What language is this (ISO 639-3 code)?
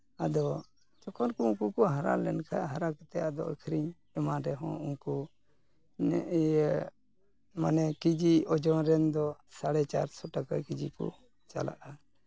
sat